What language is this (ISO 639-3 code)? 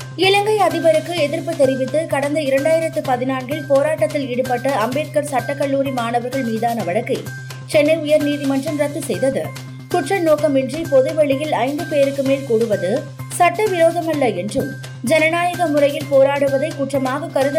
tam